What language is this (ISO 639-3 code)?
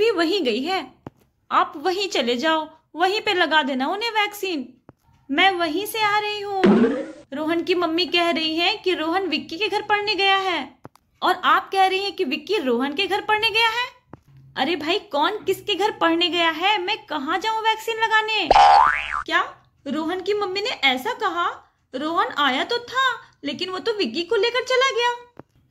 hin